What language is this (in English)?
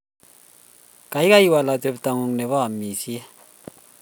Kalenjin